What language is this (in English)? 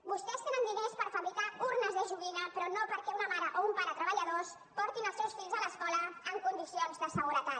Catalan